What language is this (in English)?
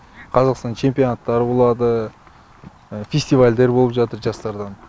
Kazakh